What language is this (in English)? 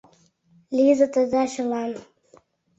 Mari